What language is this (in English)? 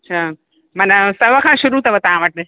Sindhi